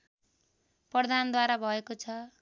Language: Nepali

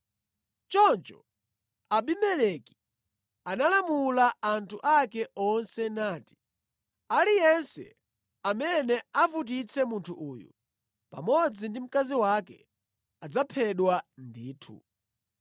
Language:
Nyanja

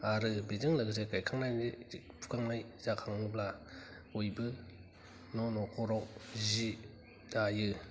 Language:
Bodo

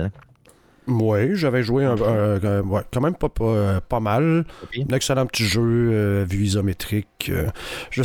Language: French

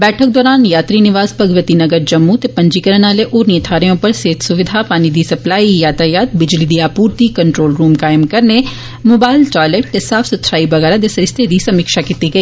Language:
Dogri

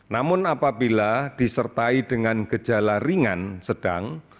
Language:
Indonesian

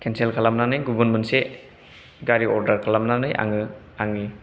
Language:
Bodo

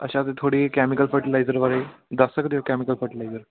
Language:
Punjabi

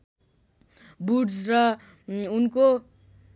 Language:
Nepali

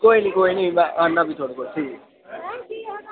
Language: Dogri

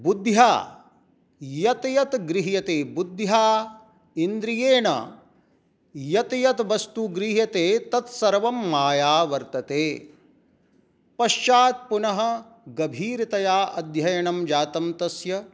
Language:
Sanskrit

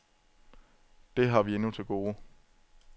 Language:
Danish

